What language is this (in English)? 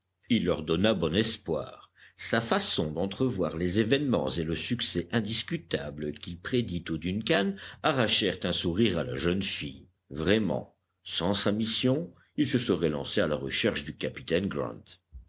French